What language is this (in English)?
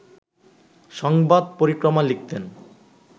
Bangla